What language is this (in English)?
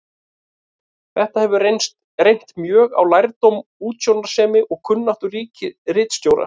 Icelandic